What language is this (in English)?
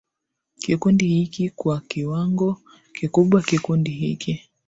Swahili